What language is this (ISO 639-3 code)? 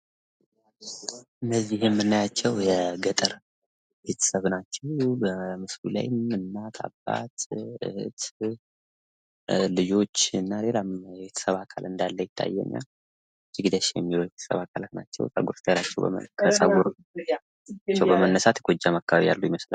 amh